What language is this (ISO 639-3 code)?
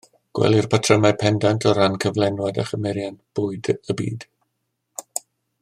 cym